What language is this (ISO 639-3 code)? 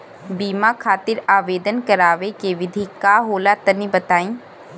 bho